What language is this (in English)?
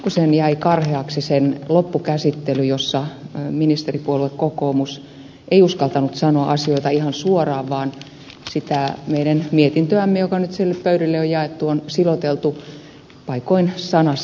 Finnish